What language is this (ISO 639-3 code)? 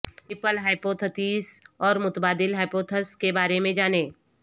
urd